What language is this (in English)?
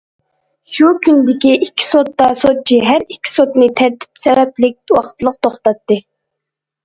Uyghur